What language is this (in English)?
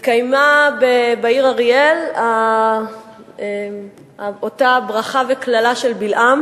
Hebrew